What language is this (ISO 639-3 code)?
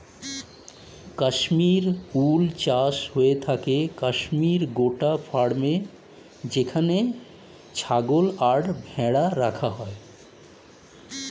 ben